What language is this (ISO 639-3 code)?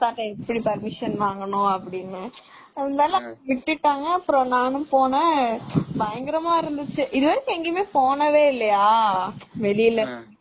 tam